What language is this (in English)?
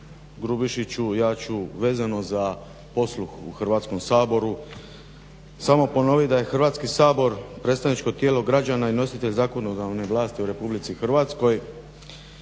Croatian